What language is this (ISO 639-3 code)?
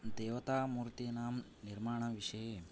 san